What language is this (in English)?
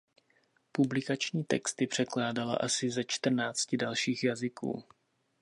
Czech